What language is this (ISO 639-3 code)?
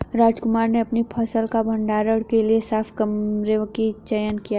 hin